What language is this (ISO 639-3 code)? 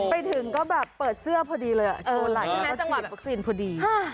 tha